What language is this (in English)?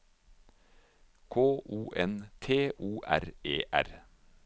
Norwegian